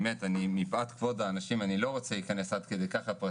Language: Hebrew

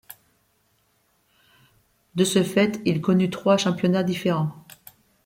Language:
French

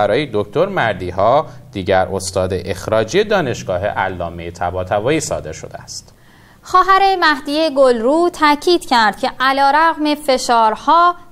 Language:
Persian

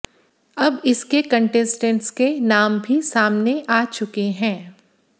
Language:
Hindi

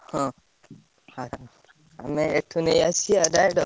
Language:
Odia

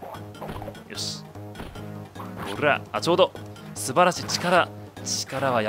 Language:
Japanese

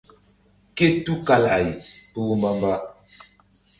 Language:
Mbum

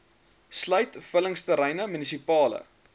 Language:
Afrikaans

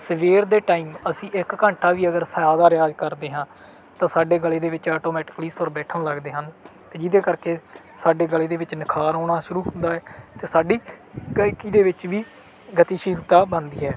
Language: Punjabi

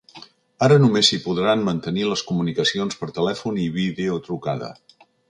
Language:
Catalan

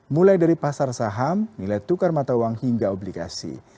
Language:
Indonesian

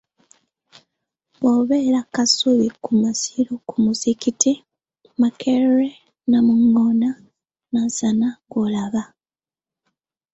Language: Ganda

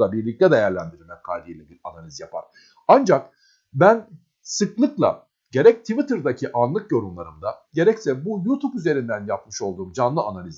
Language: Turkish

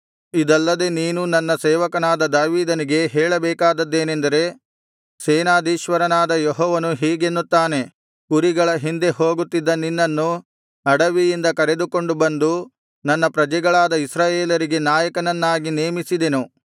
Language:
Kannada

